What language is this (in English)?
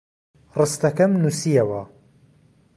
Central Kurdish